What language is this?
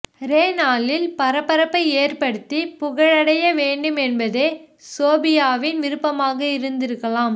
Tamil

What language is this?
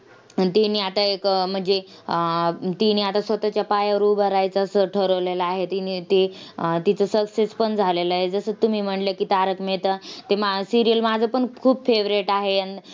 Marathi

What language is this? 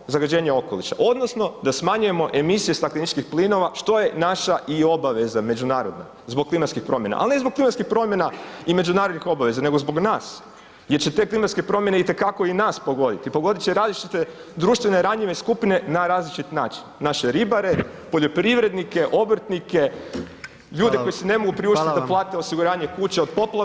Croatian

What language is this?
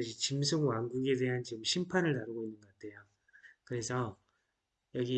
Korean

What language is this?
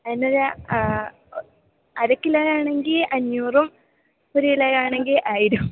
Malayalam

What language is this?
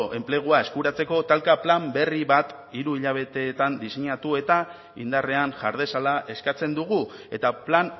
Basque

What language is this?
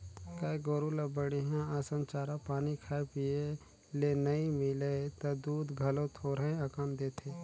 Chhattisgarhi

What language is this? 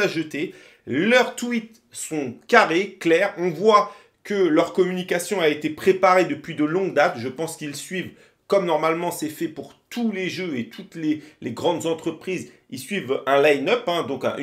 French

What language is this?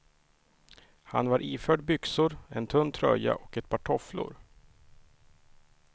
Swedish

